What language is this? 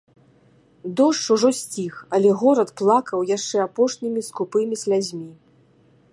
Belarusian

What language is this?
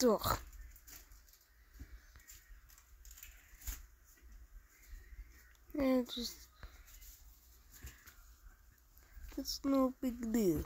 English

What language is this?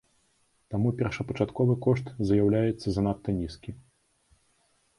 Belarusian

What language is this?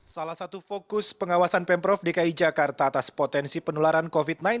Indonesian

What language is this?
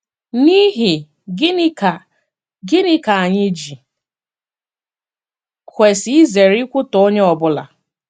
Igbo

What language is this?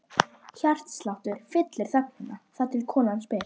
Icelandic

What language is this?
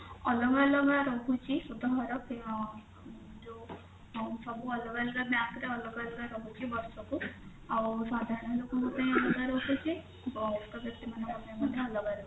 Odia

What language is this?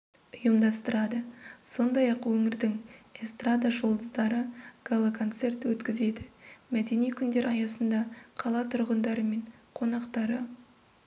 Kazakh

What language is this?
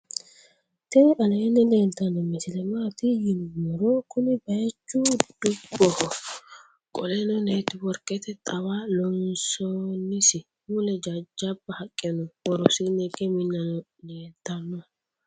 Sidamo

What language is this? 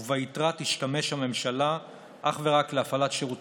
Hebrew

